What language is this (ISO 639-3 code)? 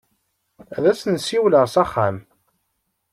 kab